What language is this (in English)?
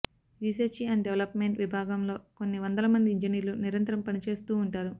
Telugu